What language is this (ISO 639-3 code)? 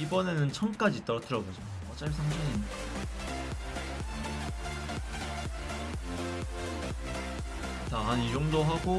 kor